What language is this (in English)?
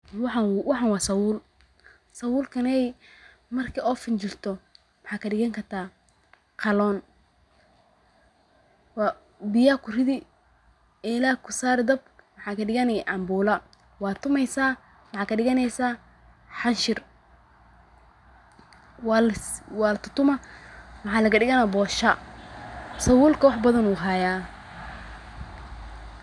Somali